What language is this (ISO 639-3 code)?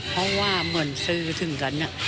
tha